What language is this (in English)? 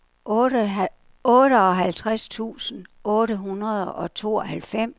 Danish